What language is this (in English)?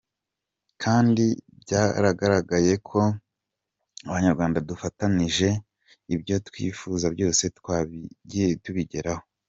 Kinyarwanda